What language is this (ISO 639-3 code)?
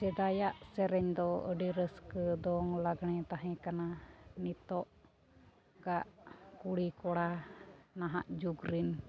sat